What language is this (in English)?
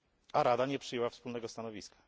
Polish